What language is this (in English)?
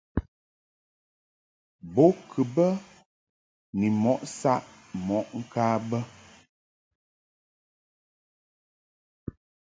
Mungaka